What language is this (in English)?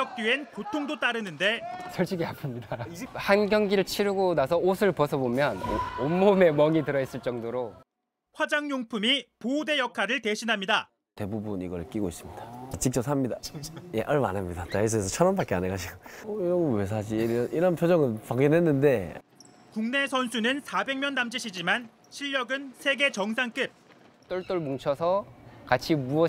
Korean